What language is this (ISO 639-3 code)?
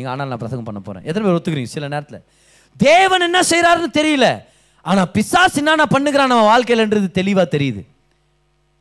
tam